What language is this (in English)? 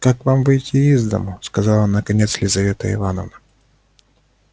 Russian